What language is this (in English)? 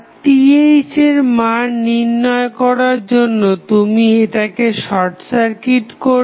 Bangla